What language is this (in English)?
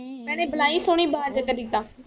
Punjabi